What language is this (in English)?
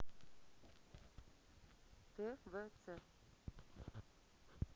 Russian